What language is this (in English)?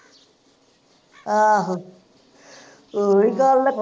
Punjabi